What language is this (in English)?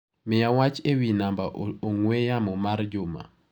Luo (Kenya and Tanzania)